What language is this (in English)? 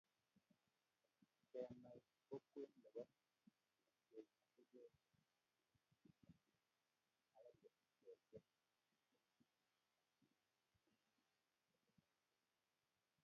Kalenjin